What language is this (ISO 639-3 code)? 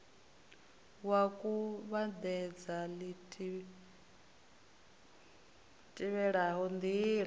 ven